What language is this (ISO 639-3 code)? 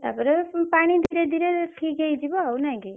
ori